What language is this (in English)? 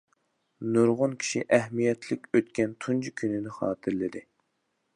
Uyghur